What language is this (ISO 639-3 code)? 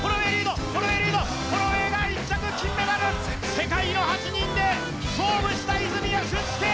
jpn